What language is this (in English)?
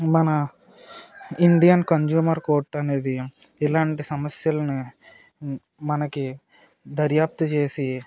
Telugu